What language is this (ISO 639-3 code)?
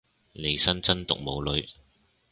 yue